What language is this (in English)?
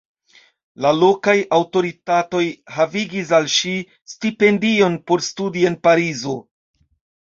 Esperanto